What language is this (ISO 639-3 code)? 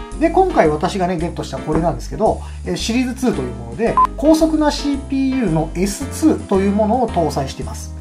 jpn